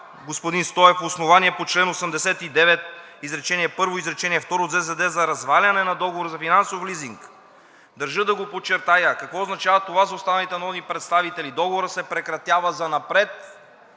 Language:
Bulgarian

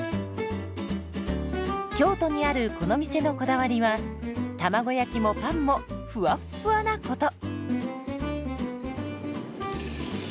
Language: Japanese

